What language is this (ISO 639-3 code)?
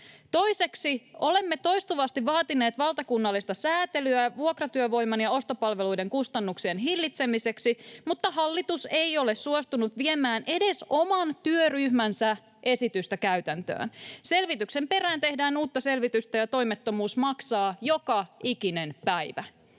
fin